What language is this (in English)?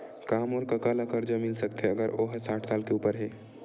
Chhattisgarhi